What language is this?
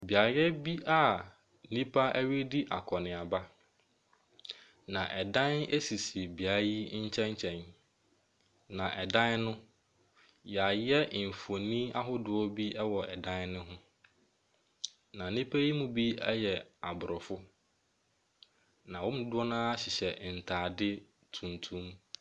Akan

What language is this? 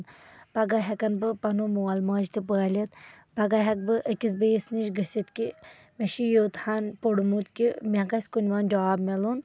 Kashmiri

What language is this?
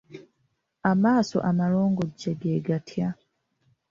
Ganda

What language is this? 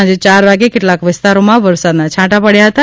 Gujarati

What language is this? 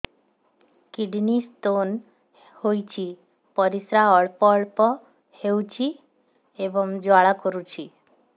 Odia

